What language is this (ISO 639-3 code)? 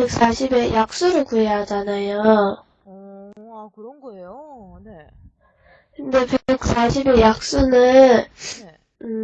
kor